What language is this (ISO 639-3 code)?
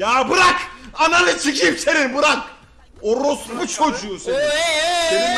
tur